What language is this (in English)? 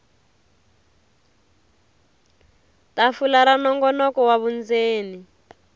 Tsonga